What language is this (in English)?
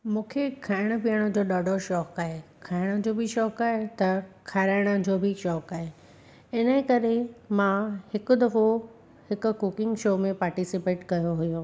Sindhi